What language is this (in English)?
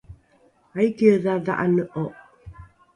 Rukai